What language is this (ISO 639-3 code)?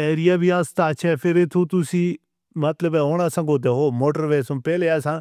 hno